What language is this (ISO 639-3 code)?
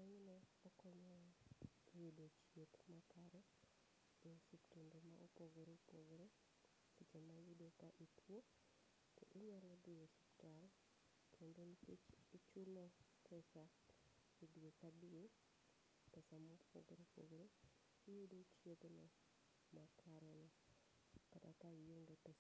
luo